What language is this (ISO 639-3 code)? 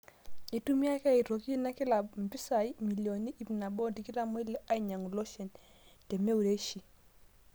mas